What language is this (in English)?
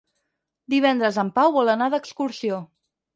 Catalan